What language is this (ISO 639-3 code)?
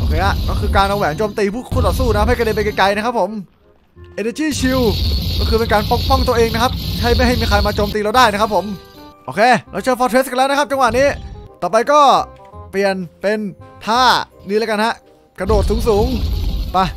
tha